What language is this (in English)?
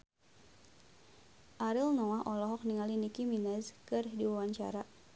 Sundanese